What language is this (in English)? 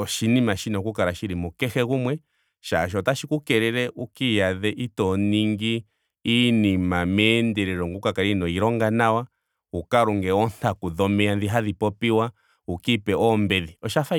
Ndonga